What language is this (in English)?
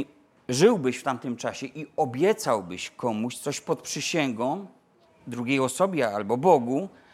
Polish